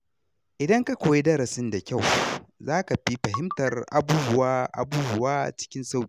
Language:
Hausa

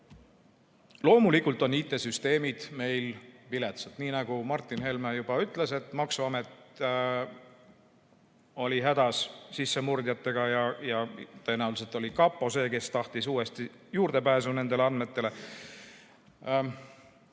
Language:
Estonian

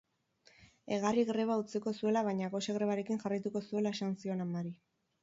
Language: Basque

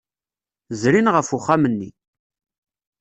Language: Kabyle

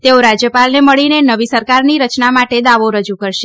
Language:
Gujarati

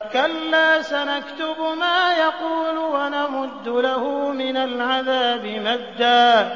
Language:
Arabic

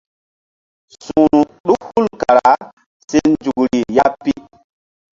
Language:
Mbum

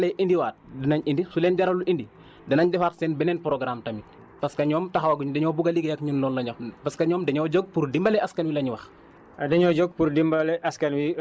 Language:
Wolof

